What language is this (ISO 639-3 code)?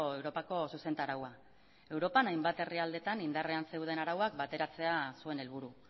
eus